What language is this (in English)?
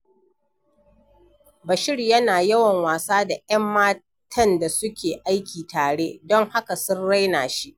Hausa